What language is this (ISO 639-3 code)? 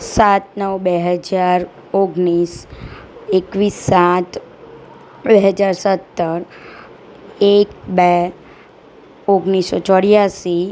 guj